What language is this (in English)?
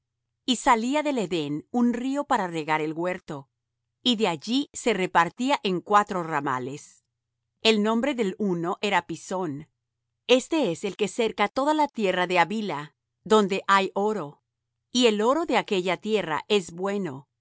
Spanish